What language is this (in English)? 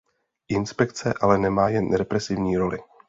Czech